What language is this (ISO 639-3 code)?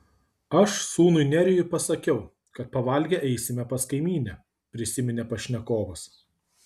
lit